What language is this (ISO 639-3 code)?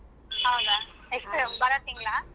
kan